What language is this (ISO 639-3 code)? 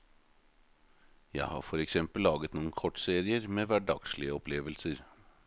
nor